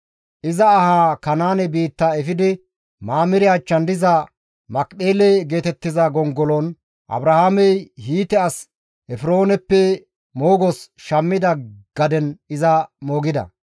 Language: Gamo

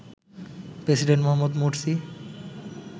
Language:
Bangla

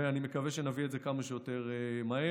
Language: Hebrew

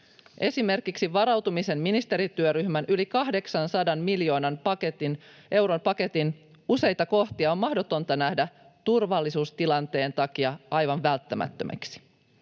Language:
Finnish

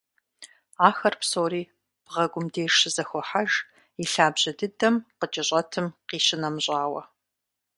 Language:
Kabardian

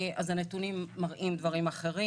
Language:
Hebrew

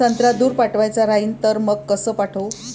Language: Marathi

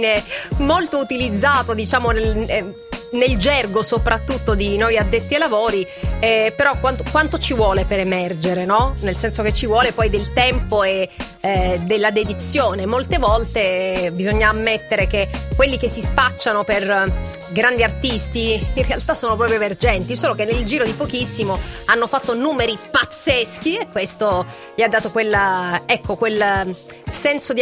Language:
Italian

